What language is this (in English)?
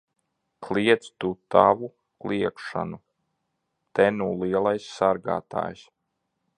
Latvian